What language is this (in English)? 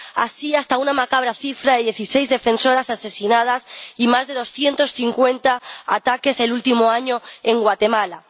Spanish